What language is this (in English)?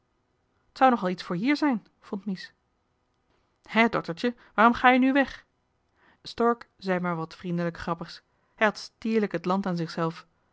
Dutch